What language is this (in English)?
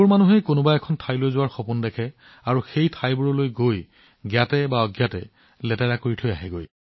Assamese